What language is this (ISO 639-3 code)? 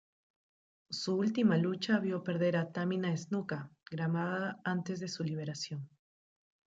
spa